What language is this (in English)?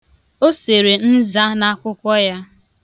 Igbo